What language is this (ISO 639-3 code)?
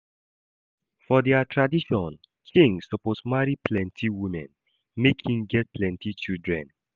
pcm